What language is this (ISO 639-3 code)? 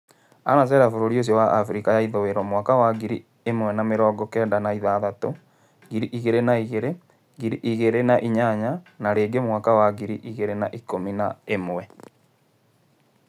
kik